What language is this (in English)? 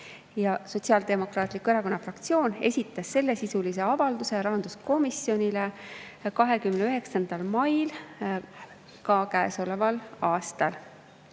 Estonian